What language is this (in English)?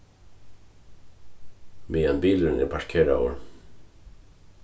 Faroese